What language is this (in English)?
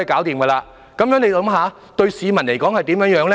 Cantonese